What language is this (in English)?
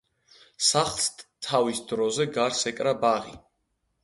Georgian